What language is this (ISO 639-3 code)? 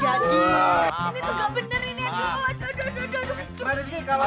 ind